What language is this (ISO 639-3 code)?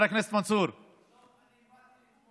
heb